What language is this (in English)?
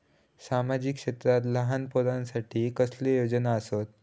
Marathi